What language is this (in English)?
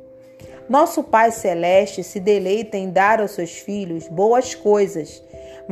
Portuguese